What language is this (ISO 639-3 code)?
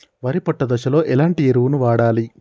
tel